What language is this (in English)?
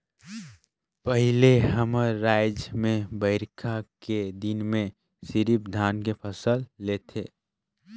Chhattisgarhi